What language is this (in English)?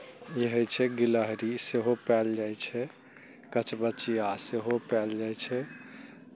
Maithili